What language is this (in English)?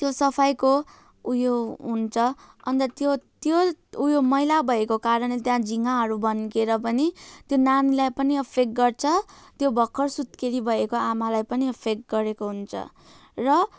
Nepali